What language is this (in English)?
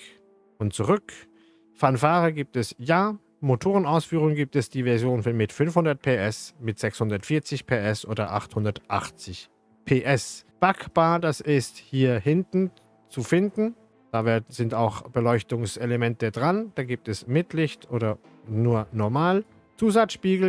German